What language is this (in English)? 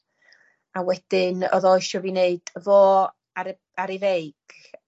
Welsh